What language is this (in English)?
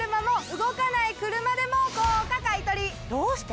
Japanese